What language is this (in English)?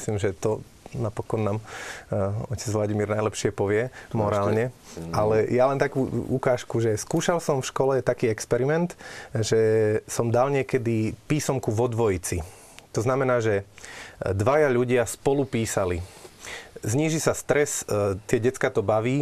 Slovak